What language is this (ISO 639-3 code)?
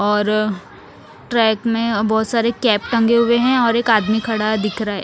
hin